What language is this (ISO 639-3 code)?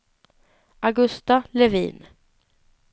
swe